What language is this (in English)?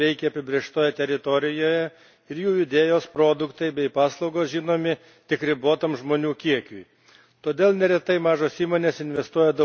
Lithuanian